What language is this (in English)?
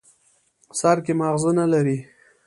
Pashto